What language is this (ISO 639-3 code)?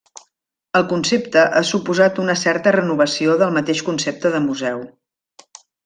cat